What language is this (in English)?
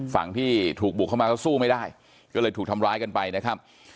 Thai